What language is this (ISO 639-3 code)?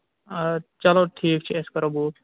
kas